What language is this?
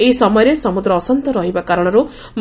Odia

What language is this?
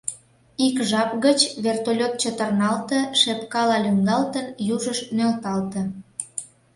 Mari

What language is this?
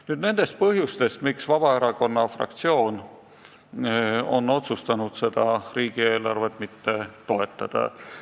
Estonian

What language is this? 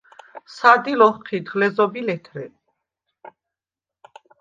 Svan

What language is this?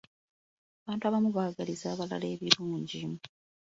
Ganda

